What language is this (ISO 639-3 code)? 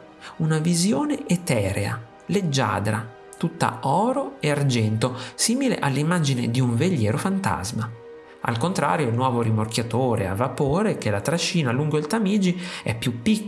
ita